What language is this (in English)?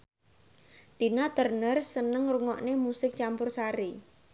Javanese